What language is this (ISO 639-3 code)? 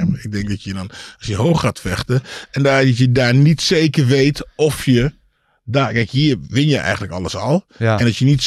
nld